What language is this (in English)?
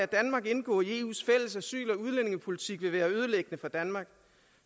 Danish